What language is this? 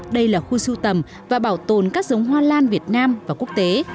Vietnamese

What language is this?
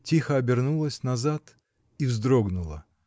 Russian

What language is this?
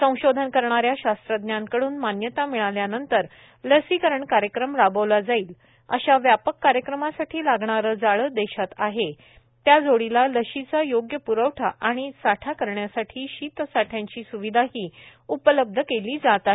Marathi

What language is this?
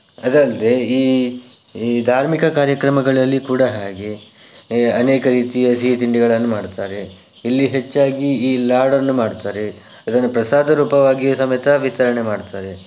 Kannada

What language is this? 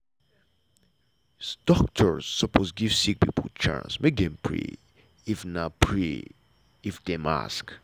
Nigerian Pidgin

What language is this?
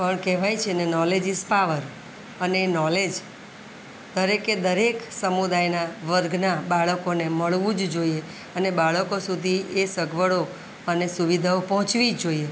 Gujarati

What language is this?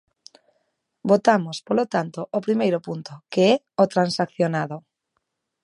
Galician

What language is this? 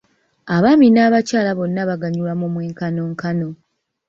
Ganda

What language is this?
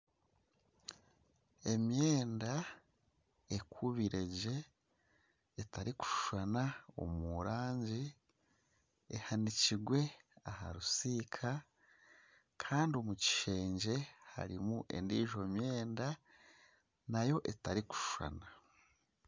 Nyankole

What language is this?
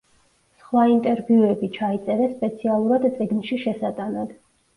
Georgian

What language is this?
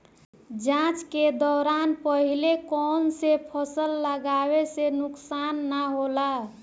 Bhojpuri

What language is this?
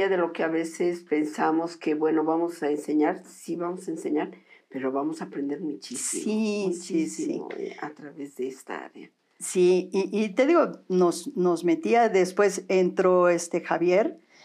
Spanish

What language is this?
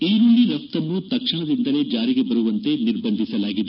Kannada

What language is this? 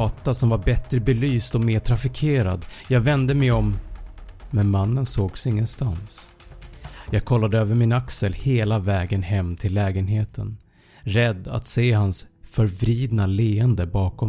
Swedish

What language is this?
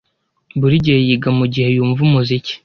Kinyarwanda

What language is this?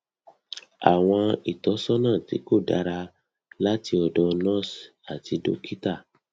Yoruba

